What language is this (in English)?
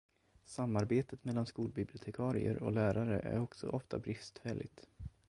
Swedish